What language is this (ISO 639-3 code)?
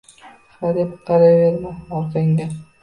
uzb